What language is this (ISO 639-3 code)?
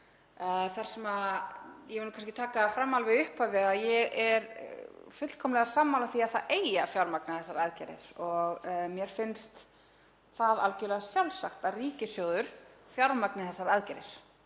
isl